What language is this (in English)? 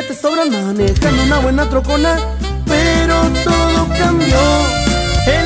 Spanish